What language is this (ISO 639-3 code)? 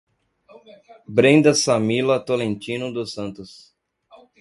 por